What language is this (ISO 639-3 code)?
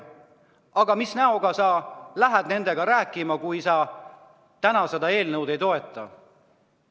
est